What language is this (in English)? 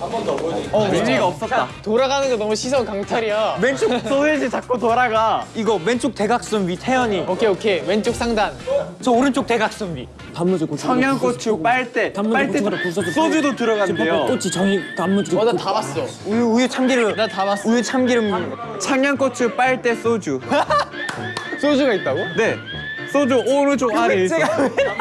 Korean